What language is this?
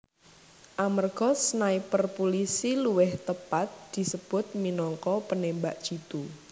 Javanese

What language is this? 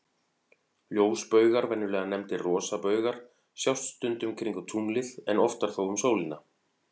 Icelandic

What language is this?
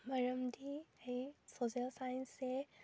Manipuri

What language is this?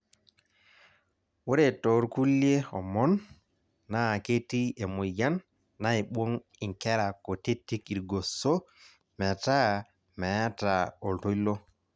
Masai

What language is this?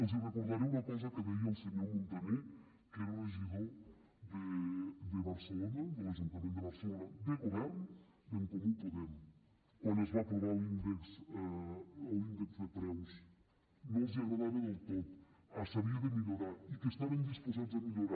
Catalan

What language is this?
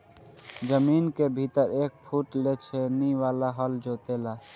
Bhojpuri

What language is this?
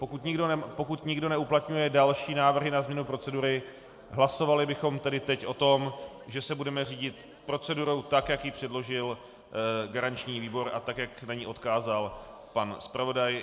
Czech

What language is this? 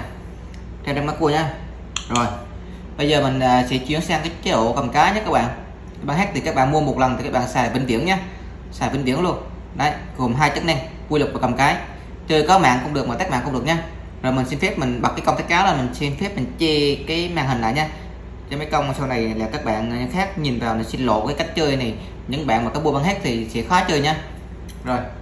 Vietnamese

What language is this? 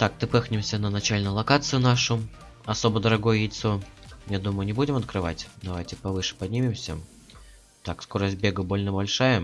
Russian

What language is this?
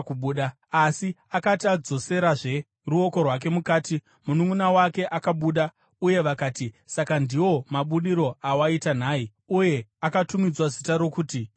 Shona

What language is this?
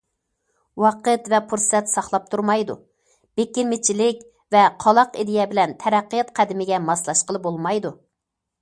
Uyghur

